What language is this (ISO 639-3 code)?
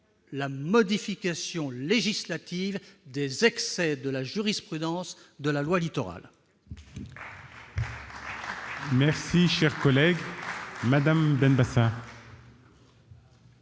fra